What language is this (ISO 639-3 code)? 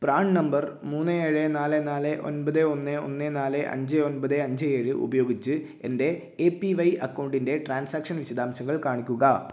mal